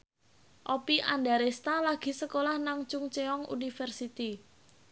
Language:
Javanese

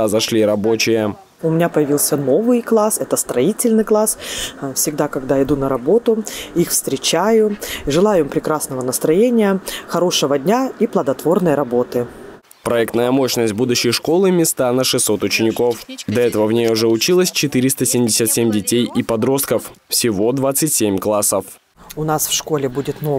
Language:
Russian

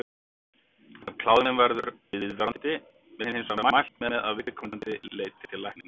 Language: Icelandic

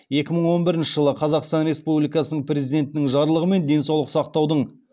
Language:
Kazakh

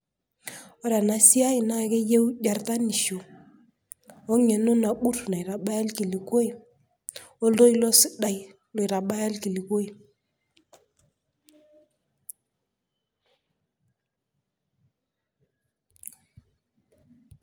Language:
Masai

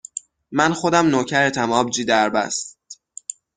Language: Persian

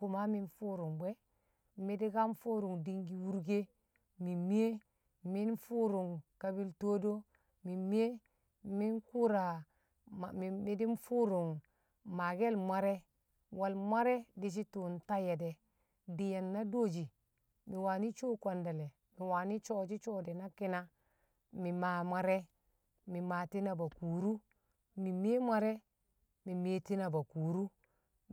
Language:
Kamo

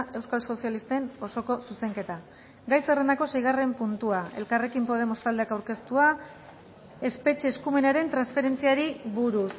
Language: Basque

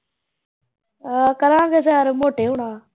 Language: Punjabi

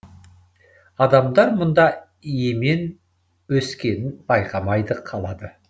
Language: Kazakh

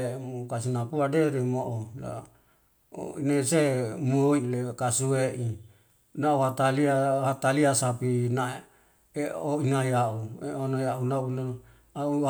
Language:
Wemale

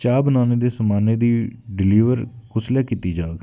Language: Dogri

